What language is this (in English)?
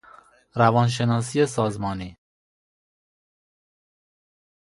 Persian